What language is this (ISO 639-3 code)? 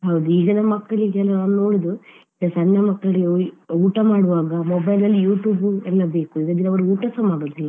kan